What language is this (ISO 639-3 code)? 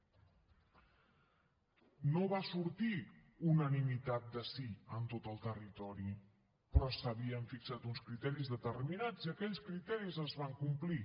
cat